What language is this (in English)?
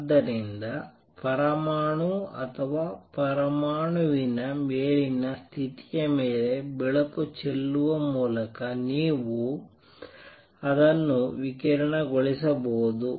Kannada